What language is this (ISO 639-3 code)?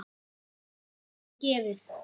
isl